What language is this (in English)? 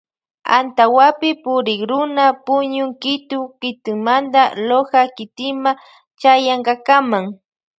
Loja Highland Quichua